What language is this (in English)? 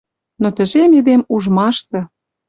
Western Mari